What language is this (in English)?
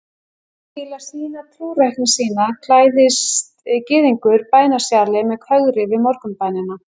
Icelandic